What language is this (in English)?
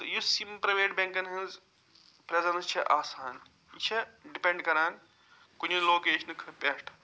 Kashmiri